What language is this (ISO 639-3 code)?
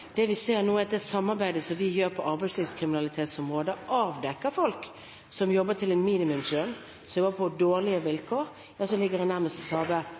nob